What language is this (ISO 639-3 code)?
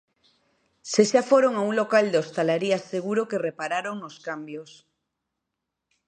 glg